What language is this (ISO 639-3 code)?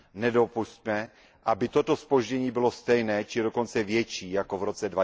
ces